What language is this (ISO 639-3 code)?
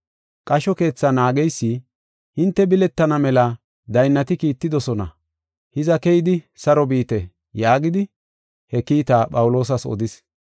gof